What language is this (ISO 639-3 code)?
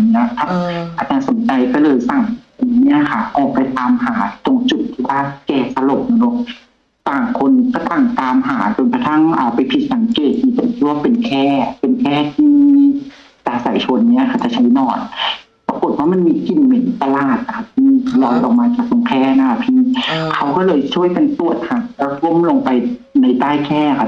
tha